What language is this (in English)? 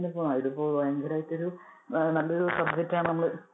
Malayalam